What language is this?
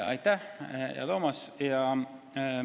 Estonian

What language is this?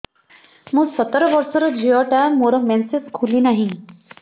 Odia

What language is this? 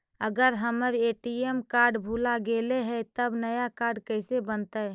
Magahi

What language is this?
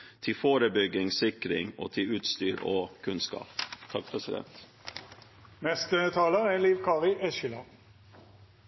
Norwegian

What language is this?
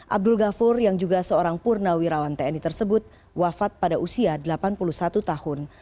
Indonesian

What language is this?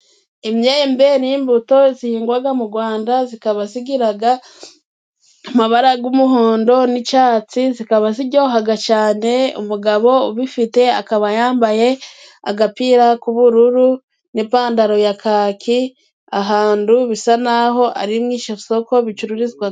Kinyarwanda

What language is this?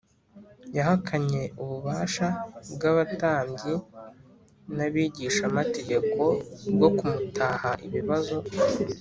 Kinyarwanda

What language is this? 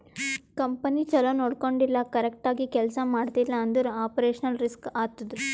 Kannada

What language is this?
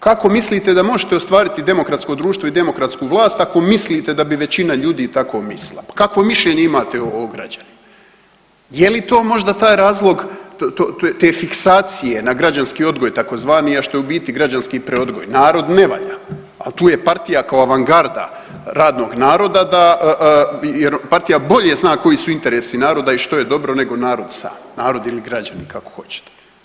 Croatian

